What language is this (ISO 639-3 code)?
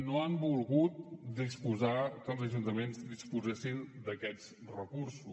cat